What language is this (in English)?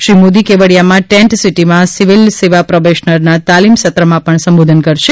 Gujarati